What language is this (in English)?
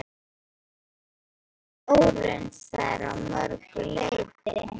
Icelandic